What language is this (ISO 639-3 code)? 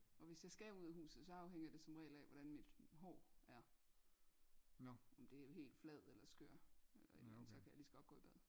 dan